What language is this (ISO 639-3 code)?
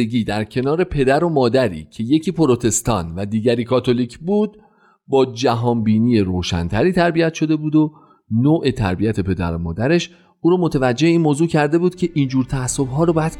fas